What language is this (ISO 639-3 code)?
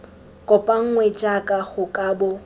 tsn